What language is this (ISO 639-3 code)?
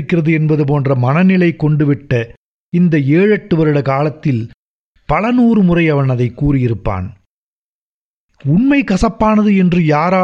tam